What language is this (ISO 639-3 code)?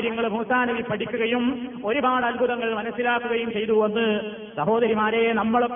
mal